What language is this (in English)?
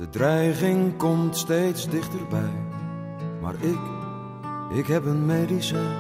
Dutch